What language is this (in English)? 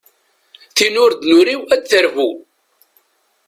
Kabyle